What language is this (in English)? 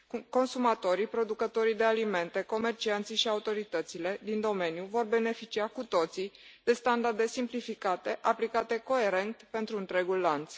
Romanian